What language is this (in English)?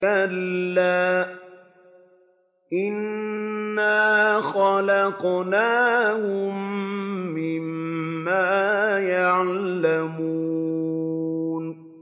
Arabic